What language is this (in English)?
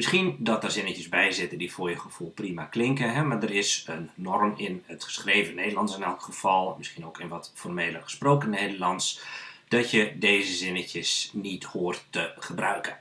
Dutch